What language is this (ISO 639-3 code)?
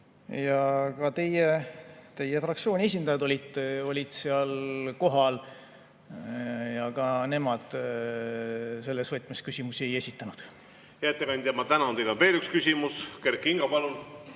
est